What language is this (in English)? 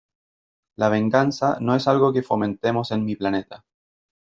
Spanish